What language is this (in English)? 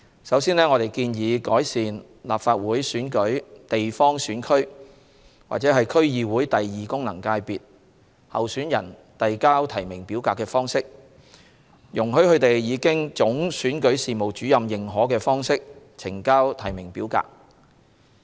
Cantonese